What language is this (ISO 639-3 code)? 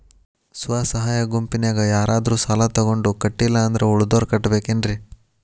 kan